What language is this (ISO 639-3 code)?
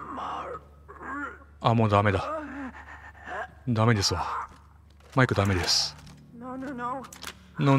jpn